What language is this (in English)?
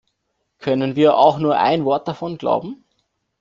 German